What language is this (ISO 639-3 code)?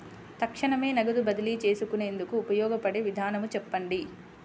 tel